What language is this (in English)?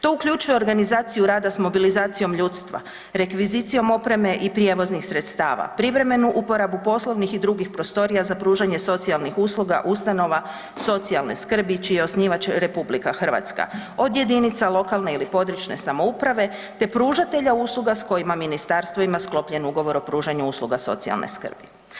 Croatian